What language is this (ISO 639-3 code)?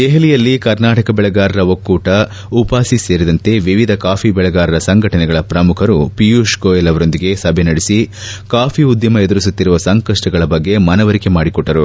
kan